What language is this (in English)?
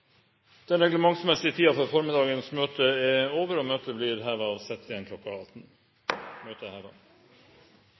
Norwegian Bokmål